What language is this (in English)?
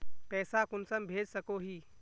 Magahi